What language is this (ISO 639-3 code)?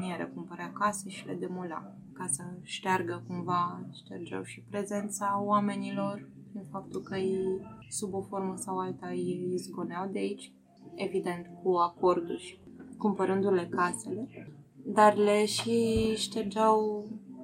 ron